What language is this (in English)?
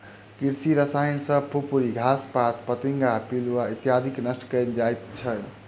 Maithili